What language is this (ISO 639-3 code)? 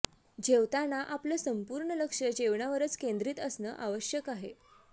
mar